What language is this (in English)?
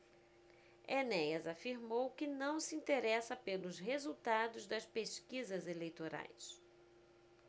Portuguese